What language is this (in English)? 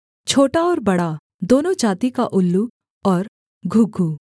Hindi